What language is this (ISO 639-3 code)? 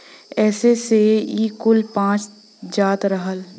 bho